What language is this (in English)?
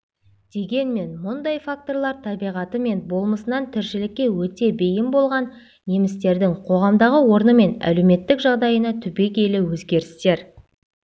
Kazakh